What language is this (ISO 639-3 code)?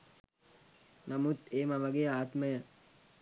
sin